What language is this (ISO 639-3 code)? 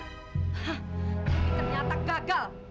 ind